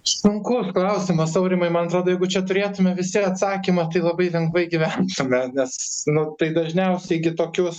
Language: Lithuanian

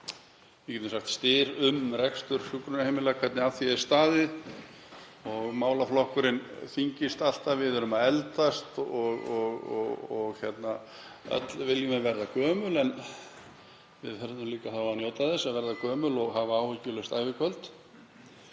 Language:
Icelandic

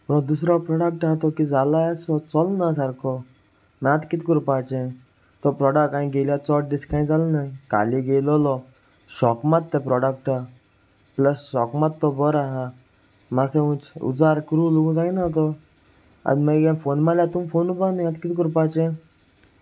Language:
Konkani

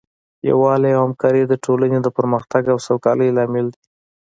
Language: Pashto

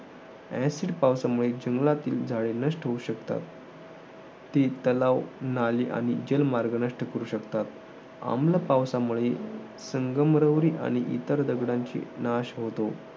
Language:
Marathi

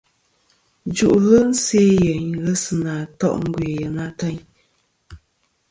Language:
Kom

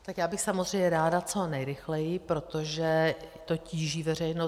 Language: Czech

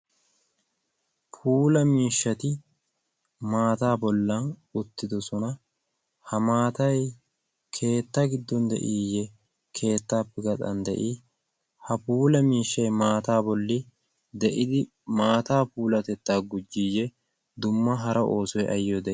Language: Wolaytta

